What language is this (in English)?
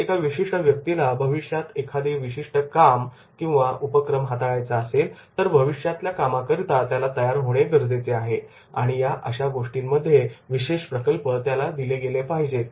Marathi